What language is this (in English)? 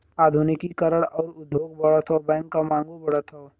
Bhojpuri